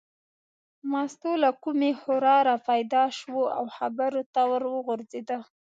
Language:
Pashto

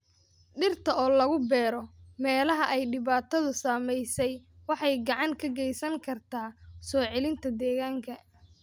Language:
Somali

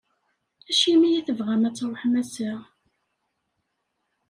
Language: Kabyle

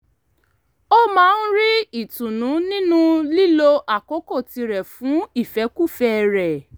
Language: Yoruba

